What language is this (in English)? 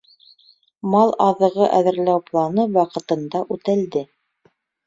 Bashkir